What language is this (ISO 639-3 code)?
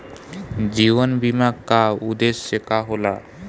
bho